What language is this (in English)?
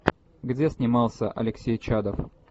Russian